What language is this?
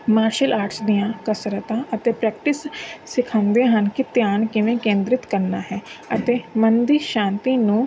Punjabi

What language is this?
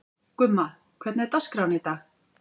Icelandic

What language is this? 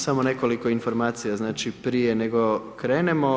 Croatian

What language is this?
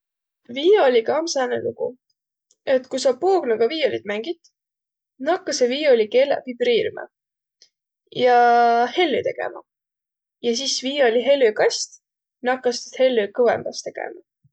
Võro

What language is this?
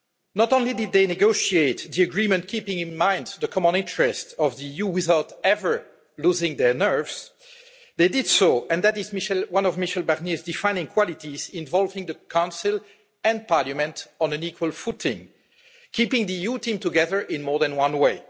English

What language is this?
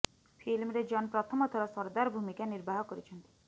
Odia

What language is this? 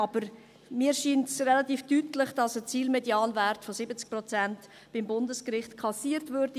Swiss German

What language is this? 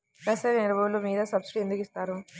Telugu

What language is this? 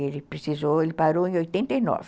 Portuguese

